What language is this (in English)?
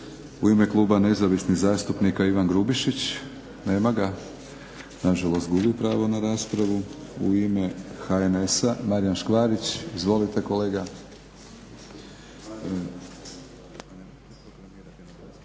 Croatian